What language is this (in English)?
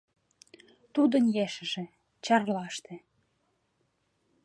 Mari